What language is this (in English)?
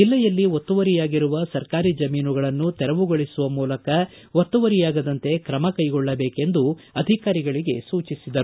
Kannada